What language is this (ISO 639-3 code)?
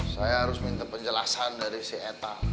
ind